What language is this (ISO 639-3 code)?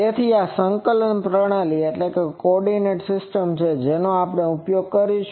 guj